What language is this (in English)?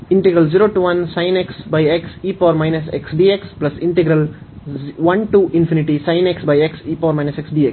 Kannada